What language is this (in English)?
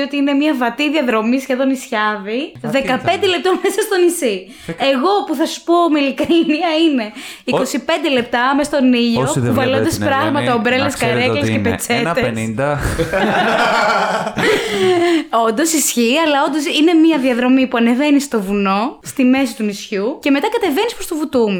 Greek